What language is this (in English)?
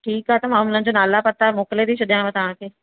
Sindhi